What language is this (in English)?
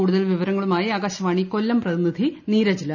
Malayalam